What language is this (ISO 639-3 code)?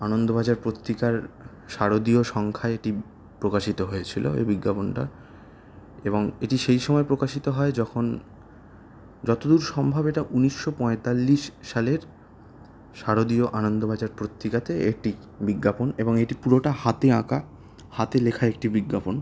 ben